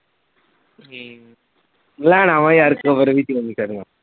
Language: Punjabi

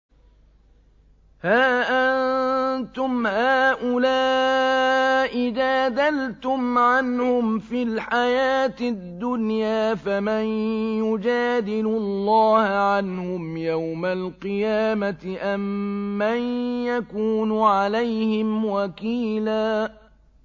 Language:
Arabic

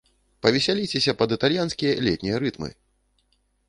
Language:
Belarusian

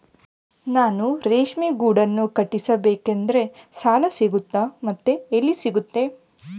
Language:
Kannada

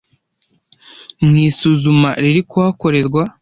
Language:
Kinyarwanda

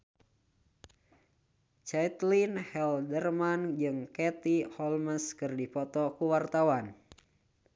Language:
Sundanese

